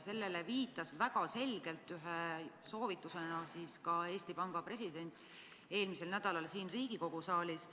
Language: Estonian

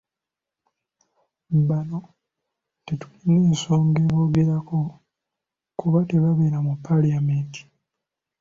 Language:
Ganda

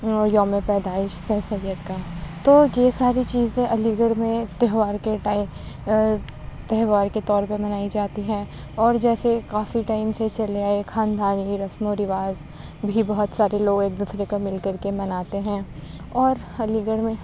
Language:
Urdu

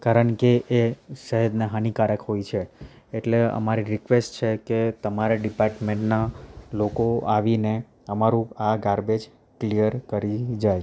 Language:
Gujarati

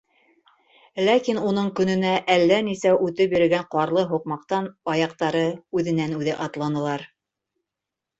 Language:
Bashkir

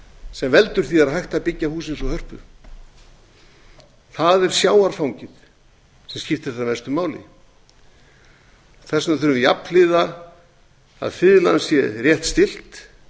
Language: Icelandic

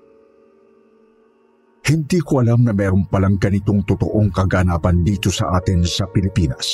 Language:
Filipino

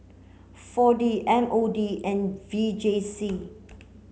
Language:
English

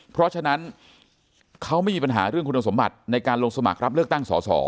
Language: Thai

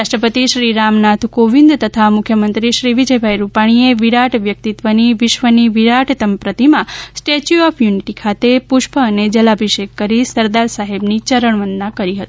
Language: Gujarati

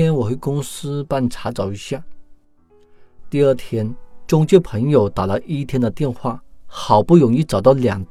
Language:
Chinese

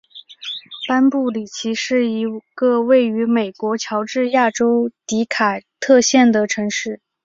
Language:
Chinese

